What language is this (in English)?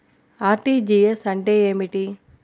Telugu